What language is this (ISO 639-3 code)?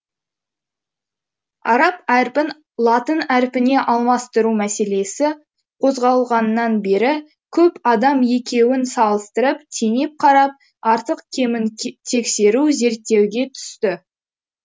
kaz